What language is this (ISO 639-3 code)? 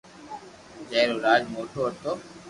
lrk